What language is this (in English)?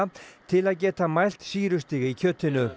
Icelandic